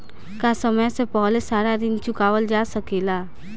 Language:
Bhojpuri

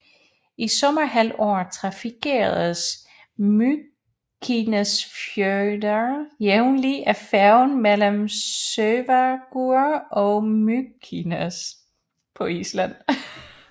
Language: Danish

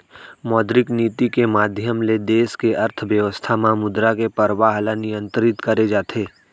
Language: Chhattisgarhi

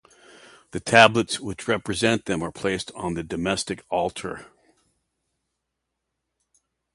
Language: English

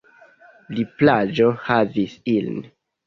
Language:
Esperanto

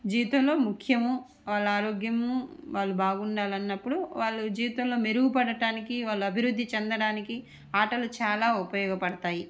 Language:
Telugu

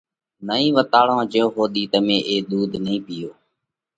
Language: Parkari Koli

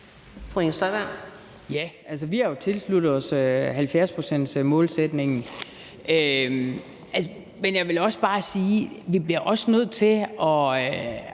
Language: Danish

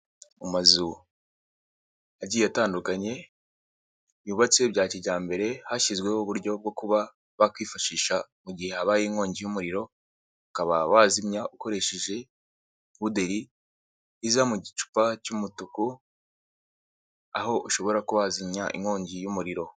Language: Kinyarwanda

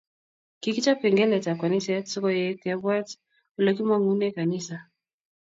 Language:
Kalenjin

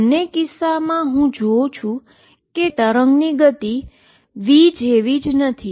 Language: Gujarati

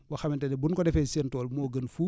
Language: Wolof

